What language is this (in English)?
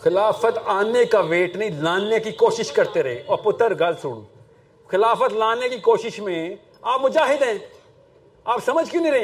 Urdu